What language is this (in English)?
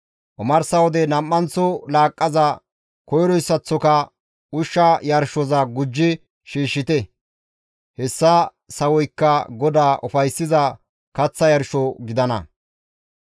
Gamo